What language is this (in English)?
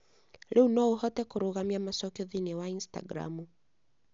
Kikuyu